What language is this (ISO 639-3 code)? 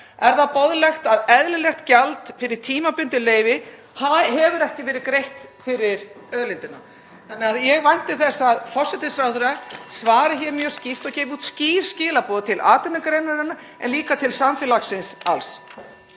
isl